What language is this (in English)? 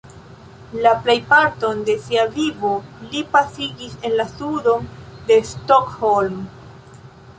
Esperanto